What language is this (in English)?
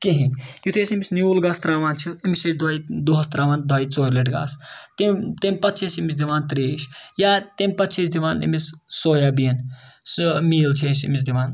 Kashmiri